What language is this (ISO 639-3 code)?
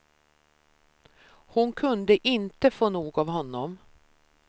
swe